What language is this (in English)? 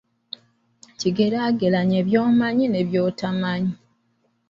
Ganda